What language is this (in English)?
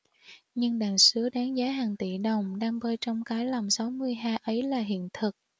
Vietnamese